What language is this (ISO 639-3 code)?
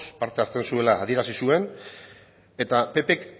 eus